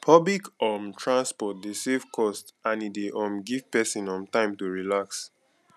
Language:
Nigerian Pidgin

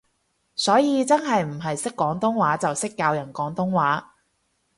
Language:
Cantonese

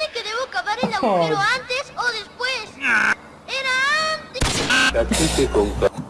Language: Spanish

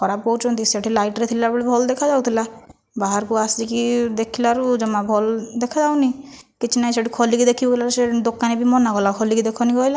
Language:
Odia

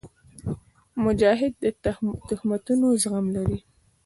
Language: Pashto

